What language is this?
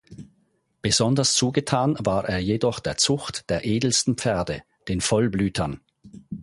German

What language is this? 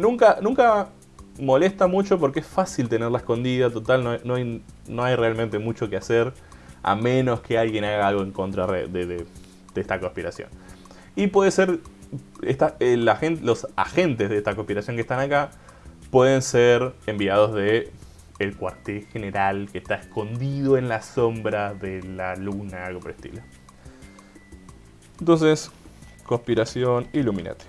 Spanish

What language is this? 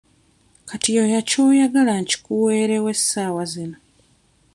Ganda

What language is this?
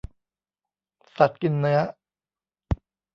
Thai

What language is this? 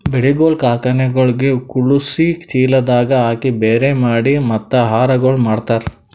Kannada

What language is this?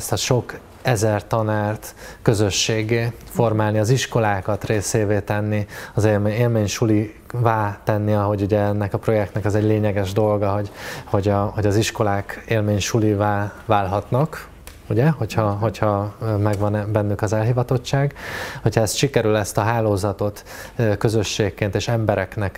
Hungarian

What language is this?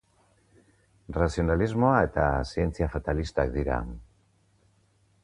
Basque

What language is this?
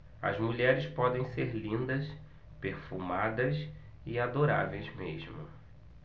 Portuguese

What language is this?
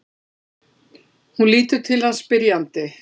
Icelandic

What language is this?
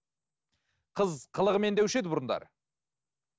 Kazakh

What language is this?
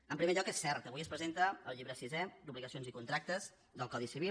Catalan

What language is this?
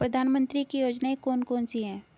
Hindi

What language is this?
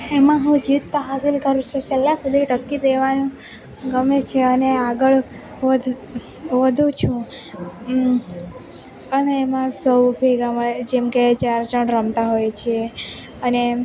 Gujarati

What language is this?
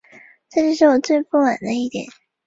Chinese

